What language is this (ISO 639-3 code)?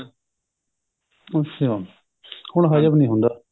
pan